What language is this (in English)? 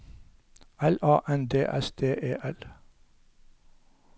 Norwegian